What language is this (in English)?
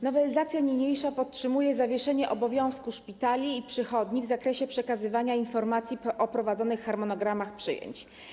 Polish